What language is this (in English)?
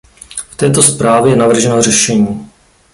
Czech